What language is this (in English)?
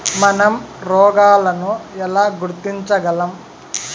Telugu